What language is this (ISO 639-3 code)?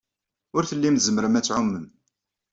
kab